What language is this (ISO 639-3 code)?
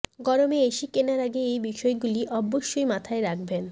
ben